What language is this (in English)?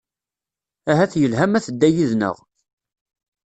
Kabyle